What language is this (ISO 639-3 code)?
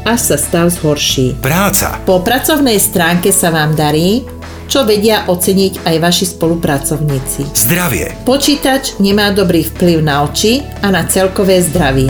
slk